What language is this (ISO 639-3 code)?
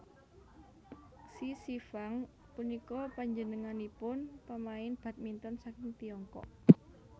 jav